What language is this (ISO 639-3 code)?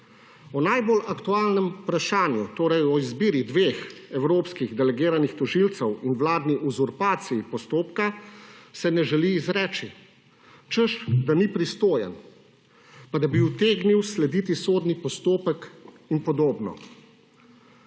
slv